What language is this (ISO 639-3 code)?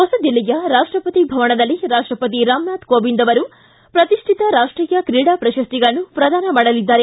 kan